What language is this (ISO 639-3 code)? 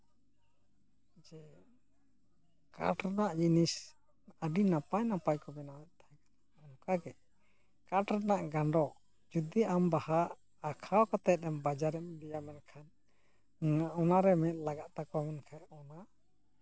sat